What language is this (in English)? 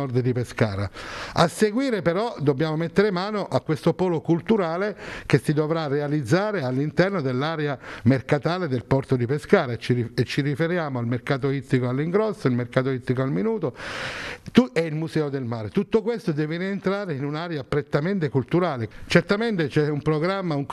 Italian